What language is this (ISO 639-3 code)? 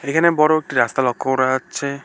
ben